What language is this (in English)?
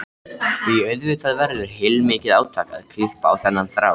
Icelandic